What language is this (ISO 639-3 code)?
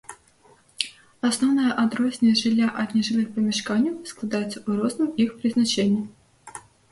bel